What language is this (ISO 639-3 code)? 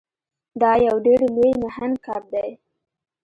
pus